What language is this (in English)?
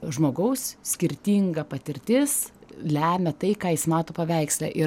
Lithuanian